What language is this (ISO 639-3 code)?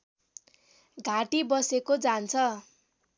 nep